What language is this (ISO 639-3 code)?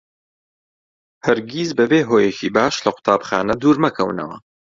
ckb